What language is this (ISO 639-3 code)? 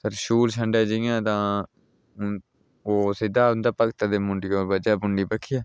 doi